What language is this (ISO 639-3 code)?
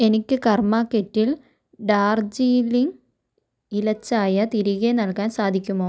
mal